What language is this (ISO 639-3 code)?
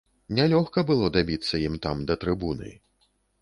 bel